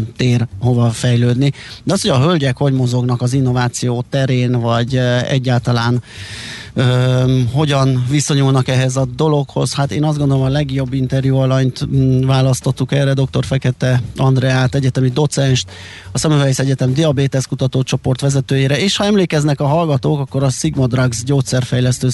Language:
Hungarian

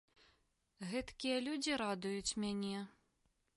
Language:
Belarusian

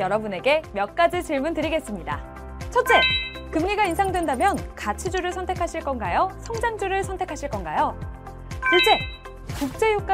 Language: Korean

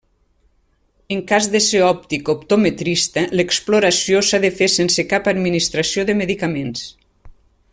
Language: Catalan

